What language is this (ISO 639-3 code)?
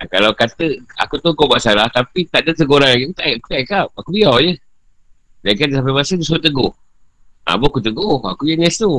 msa